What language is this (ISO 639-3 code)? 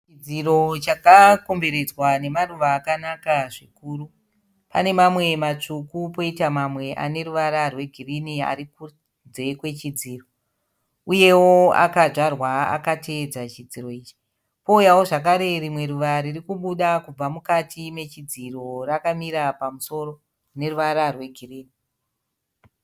sna